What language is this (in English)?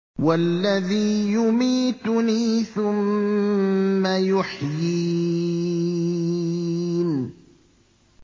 Arabic